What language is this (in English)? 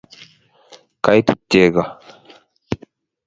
Kalenjin